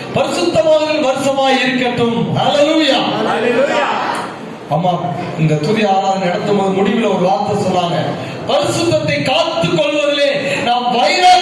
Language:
Tamil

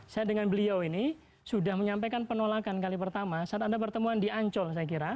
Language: Indonesian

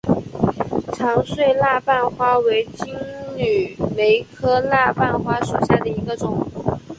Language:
Chinese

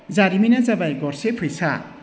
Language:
Bodo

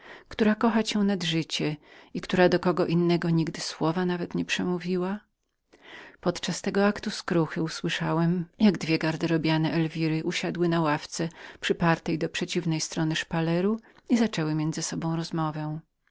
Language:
Polish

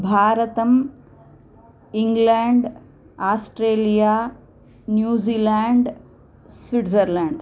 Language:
Sanskrit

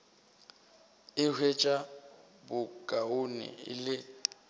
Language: Northern Sotho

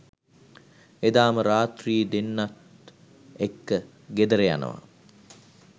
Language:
Sinhala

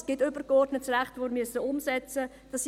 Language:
Swiss German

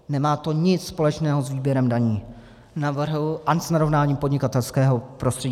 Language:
Czech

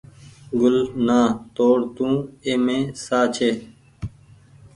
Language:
Goaria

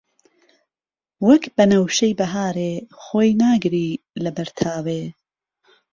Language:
Central Kurdish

